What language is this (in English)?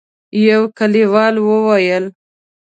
Pashto